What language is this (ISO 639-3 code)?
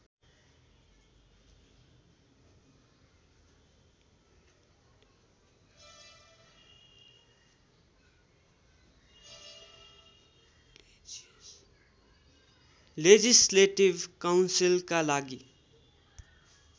nep